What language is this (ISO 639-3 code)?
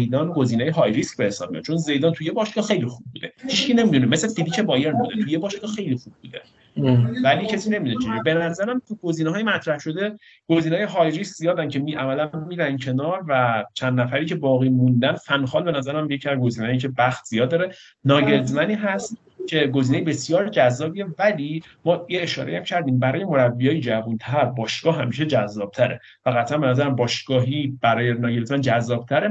fas